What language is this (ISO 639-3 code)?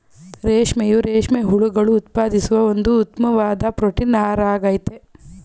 kan